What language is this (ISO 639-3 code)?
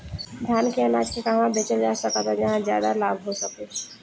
bho